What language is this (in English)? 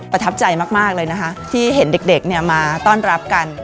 Thai